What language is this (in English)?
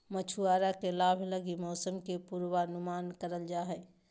Magahi